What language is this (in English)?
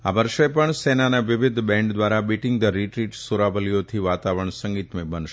Gujarati